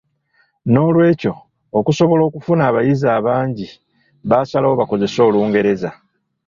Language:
Ganda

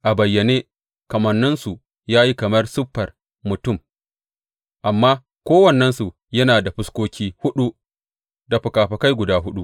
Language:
Hausa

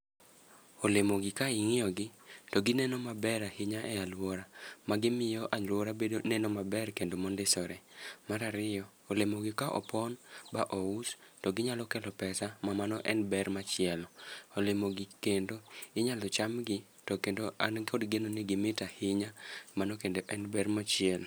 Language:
Luo (Kenya and Tanzania)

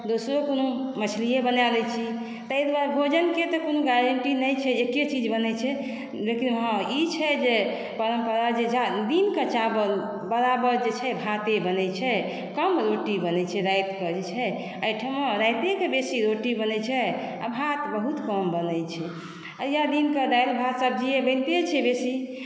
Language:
Maithili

